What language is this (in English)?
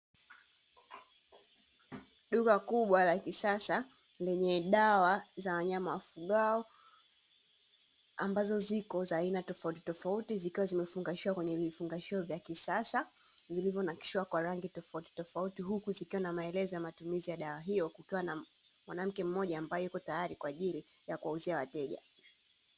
Swahili